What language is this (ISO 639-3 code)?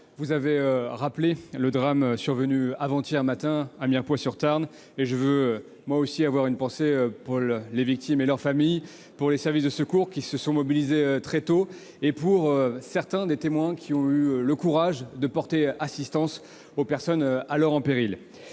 fra